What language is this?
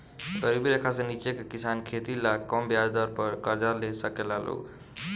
Bhojpuri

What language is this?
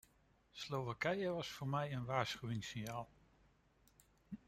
Dutch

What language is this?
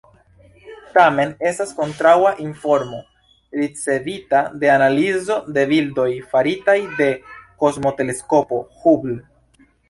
Esperanto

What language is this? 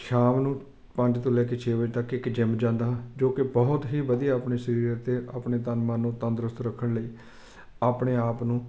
Punjabi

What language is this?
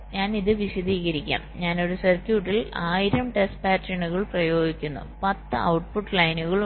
Malayalam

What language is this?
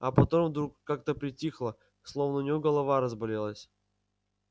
Russian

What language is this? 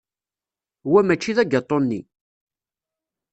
Kabyle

